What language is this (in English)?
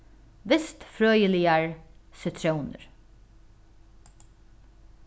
Faroese